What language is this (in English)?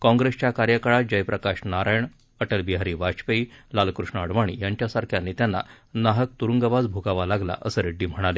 Marathi